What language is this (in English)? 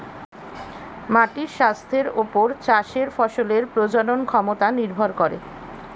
Bangla